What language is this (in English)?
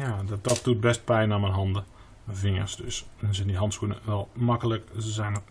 Dutch